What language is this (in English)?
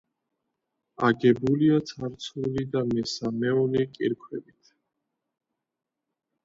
Georgian